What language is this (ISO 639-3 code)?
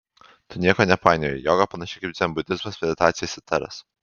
lit